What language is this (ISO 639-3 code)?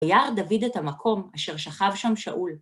heb